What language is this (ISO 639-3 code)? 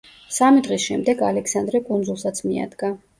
kat